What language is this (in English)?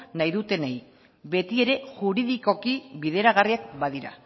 Basque